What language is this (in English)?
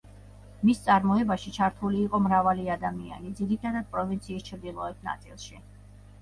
Georgian